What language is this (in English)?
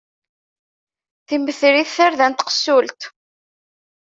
Kabyle